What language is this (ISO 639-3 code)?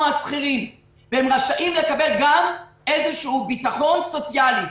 heb